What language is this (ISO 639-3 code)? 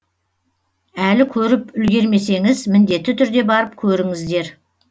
kaz